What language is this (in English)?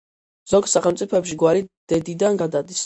Georgian